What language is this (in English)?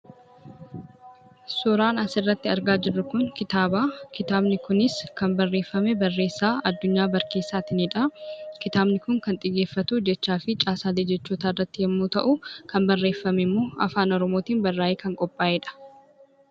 Oromo